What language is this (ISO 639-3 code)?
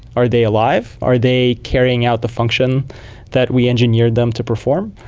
eng